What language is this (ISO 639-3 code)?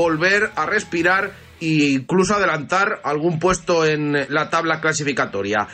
spa